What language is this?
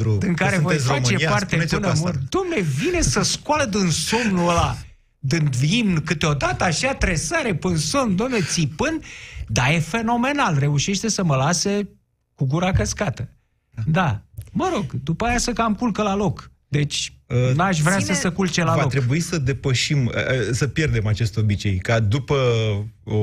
Romanian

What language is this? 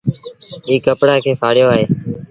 Sindhi Bhil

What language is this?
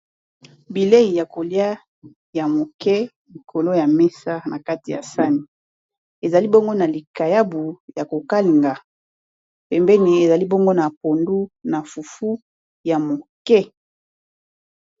Lingala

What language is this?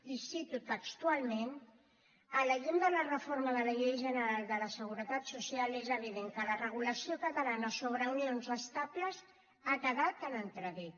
Catalan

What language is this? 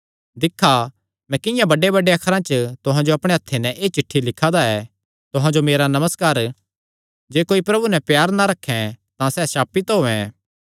Kangri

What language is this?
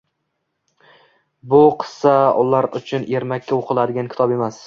Uzbek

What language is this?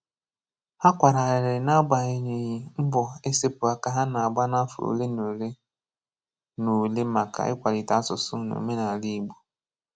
Igbo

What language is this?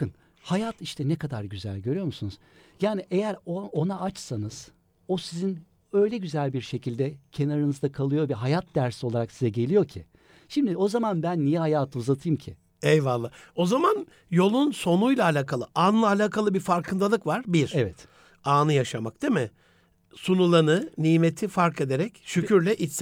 Turkish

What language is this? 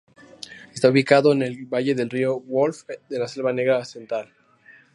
Spanish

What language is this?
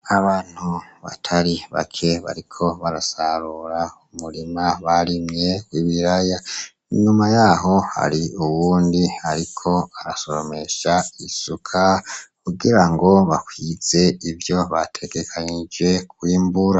Rundi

